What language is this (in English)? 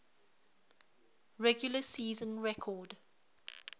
English